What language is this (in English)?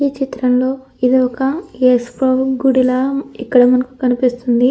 Telugu